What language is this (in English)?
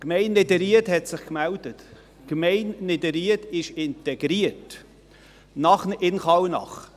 Swiss German